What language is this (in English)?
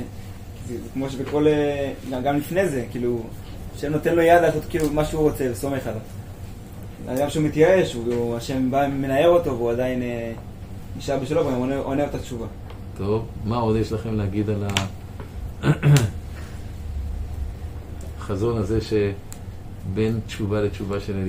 Hebrew